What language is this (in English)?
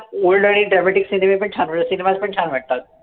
Marathi